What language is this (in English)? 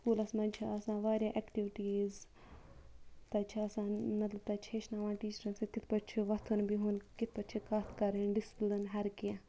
Kashmiri